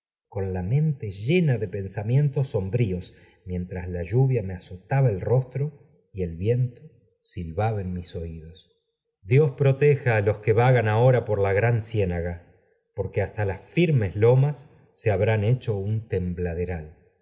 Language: Spanish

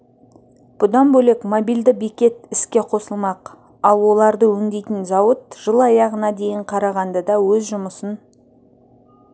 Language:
Kazakh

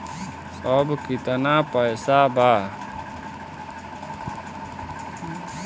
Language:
Bhojpuri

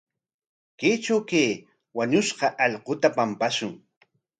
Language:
Corongo Ancash Quechua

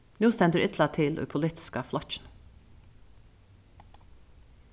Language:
Faroese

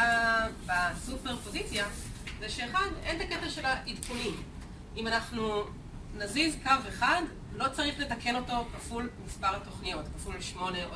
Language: Hebrew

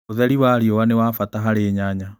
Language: Kikuyu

